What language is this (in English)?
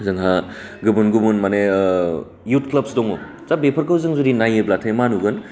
Bodo